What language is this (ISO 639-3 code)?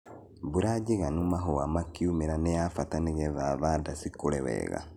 kik